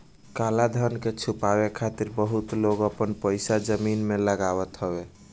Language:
Bhojpuri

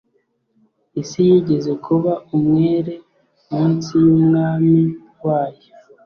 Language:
Kinyarwanda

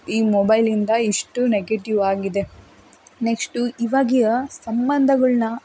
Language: Kannada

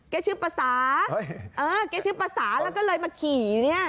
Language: Thai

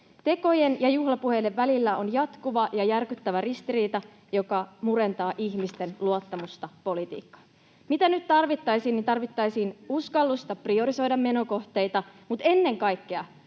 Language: Finnish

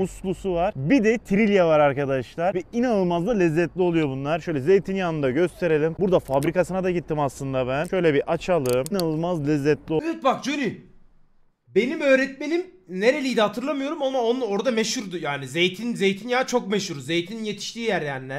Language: Turkish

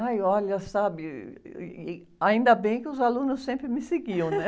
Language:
Portuguese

